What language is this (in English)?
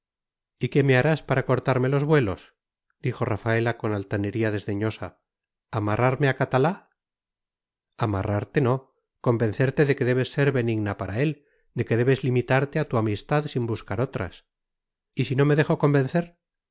Spanish